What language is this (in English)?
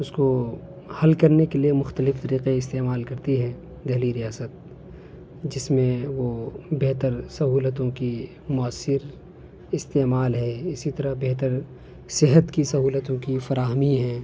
Urdu